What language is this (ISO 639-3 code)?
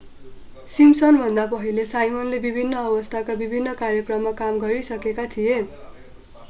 nep